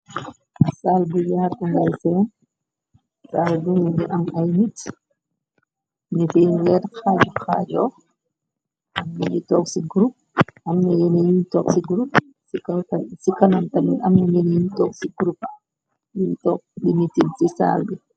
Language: Wolof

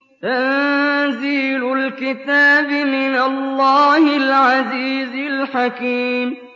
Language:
Arabic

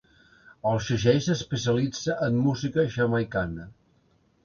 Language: Catalan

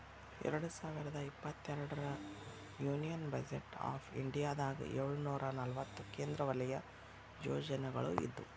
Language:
Kannada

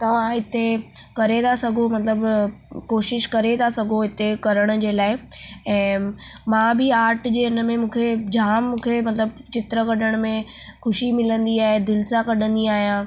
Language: Sindhi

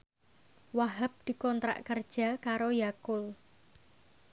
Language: Javanese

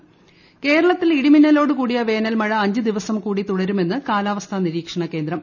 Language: Malayalam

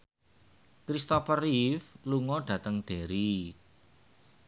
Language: Javanese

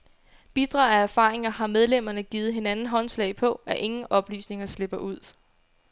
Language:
Danish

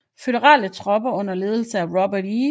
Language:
Danish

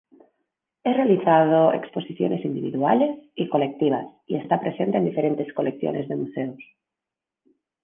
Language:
Spanish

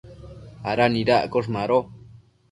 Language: Matsés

